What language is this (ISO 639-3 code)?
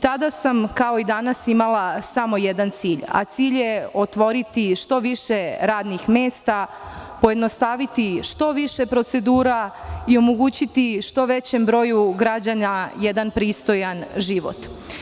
srp